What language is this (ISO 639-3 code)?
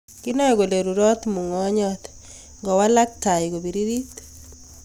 kln